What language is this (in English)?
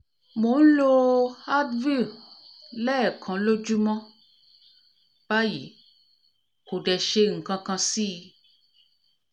Yoruba